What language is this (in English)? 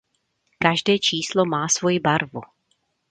Czech